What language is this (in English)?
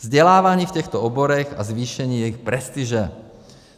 Czech